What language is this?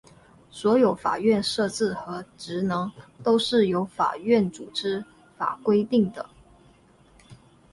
Chinese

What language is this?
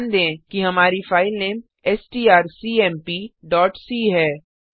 Hindi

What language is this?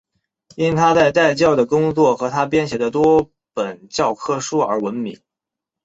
Chinese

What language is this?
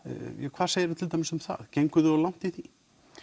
Icelandic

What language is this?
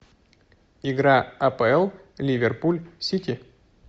Russian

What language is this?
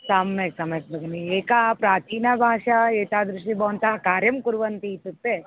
Sanskrit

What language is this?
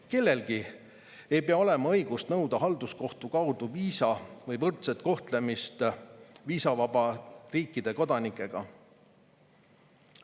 Estonian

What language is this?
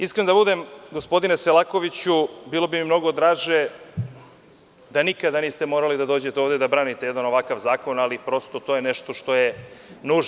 Serbian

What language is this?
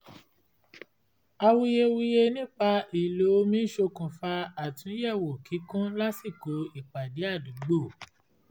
Yoruba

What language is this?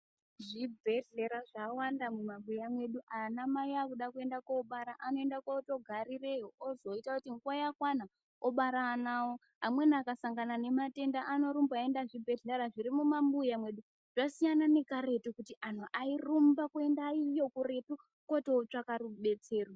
Ndau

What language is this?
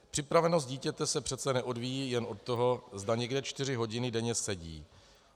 Czech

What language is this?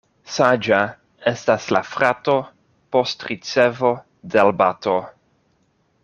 Esperanto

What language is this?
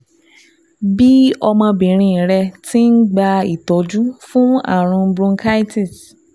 Yoruba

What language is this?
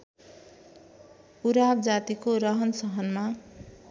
Nepali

